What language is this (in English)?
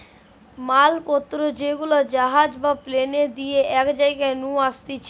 Bangla